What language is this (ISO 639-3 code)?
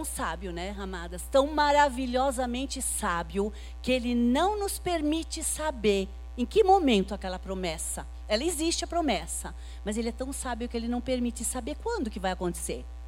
por